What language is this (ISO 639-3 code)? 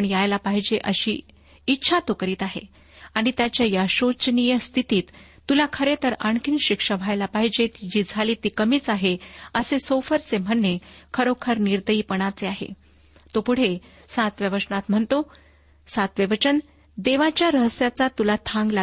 mar